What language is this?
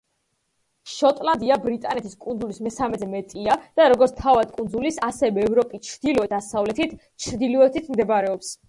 Georgian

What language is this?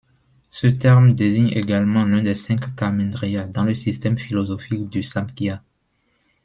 French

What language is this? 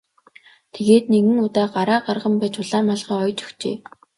Mongolian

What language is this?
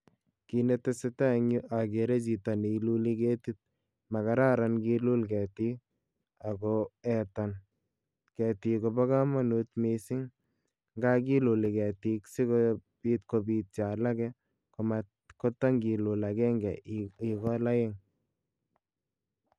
Kalenjin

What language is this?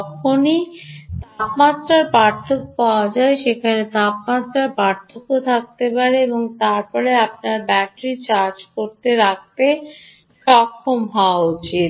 Bangla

